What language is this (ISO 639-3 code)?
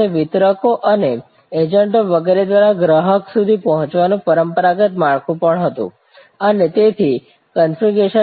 guj